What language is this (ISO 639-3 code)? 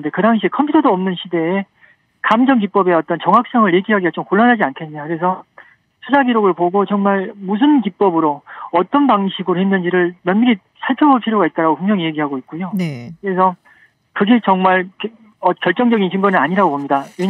kor